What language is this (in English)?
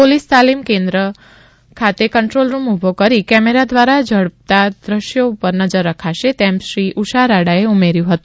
Gujarati